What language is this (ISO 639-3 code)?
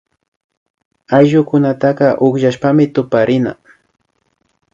qvi